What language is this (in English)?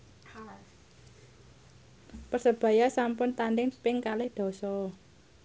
Javanese